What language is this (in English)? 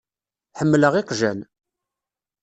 Kabyle